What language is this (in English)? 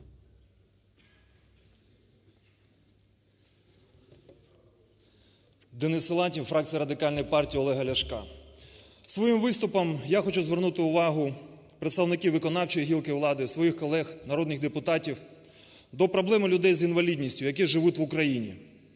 Ukrainian